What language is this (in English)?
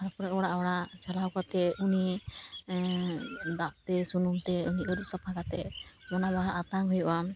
Santali